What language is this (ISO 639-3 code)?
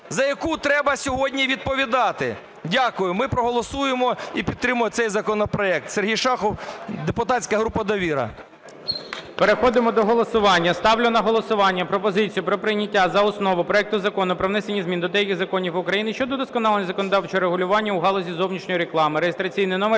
ukr